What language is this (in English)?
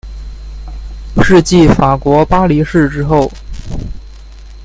Chinese